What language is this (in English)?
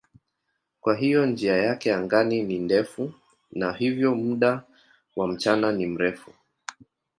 Swahili